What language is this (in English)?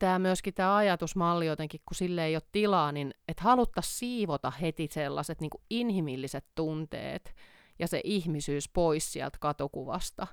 Finnish